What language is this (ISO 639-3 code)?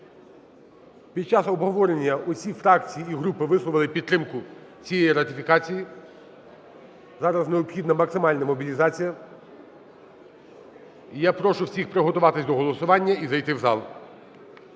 ukr